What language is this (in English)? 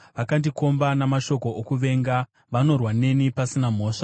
Shona